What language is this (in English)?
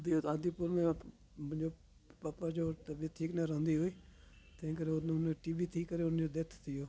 Sindhi